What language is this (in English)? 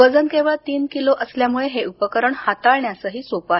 Marathi